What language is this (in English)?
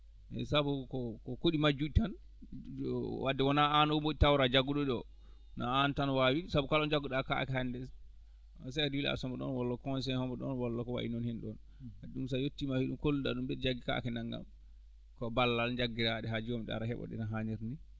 Fula